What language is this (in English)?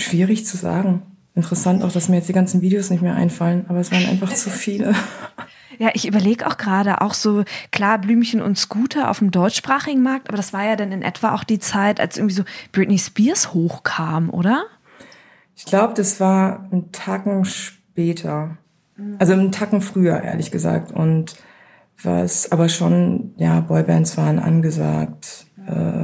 German